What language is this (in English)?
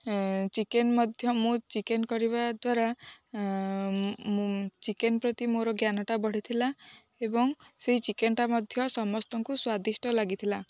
Odia